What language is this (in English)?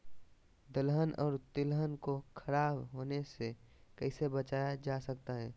Magahi